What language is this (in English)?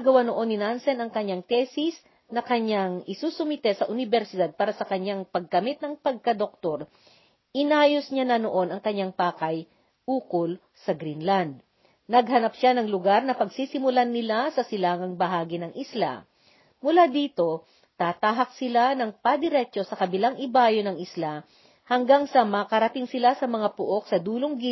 Filipino